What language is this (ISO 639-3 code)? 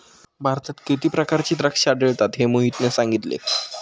mar